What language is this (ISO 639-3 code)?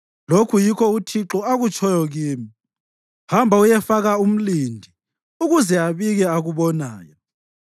nde